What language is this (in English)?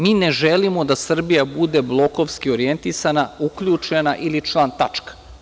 Serbian